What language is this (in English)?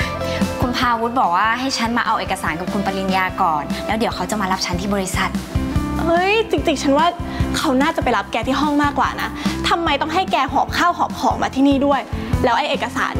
Thai